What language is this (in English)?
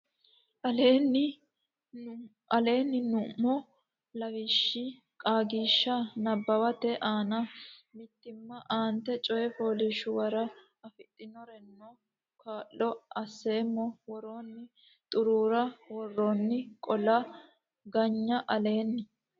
Sidamo